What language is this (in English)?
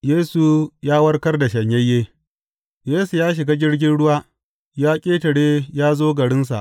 Hausa